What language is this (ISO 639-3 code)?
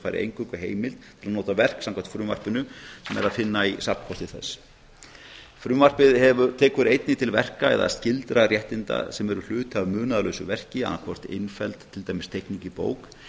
isl